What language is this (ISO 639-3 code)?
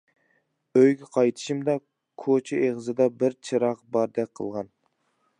uig